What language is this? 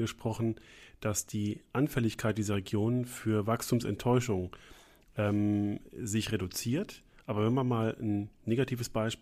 German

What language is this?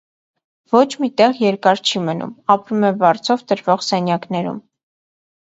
Armenian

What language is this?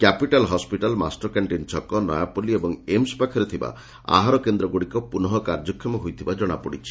Odia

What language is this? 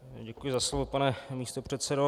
Czech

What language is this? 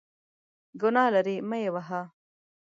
Pashto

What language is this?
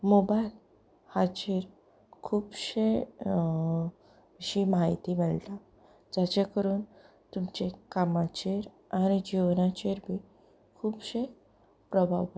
Konkani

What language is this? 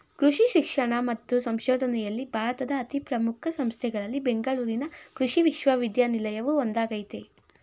Kannada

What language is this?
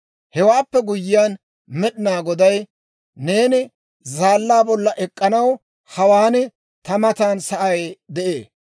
Dawro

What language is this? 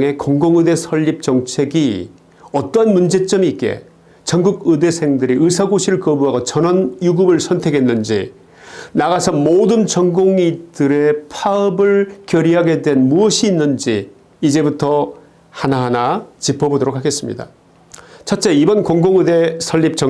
Korean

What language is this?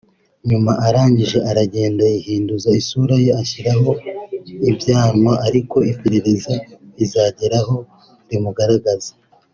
Kinyarwanda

